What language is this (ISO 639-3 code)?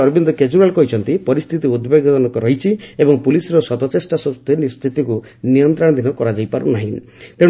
ori